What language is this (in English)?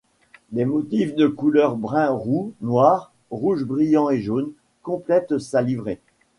French